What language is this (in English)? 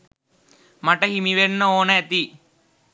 Sinhala